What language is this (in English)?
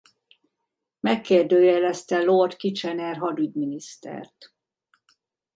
Hungarian